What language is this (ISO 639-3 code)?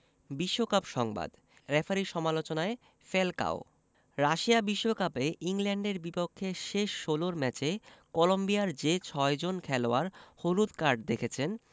ben